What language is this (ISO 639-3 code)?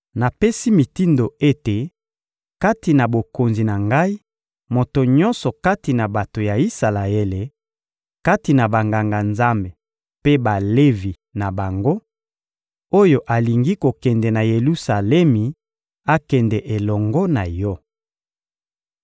lin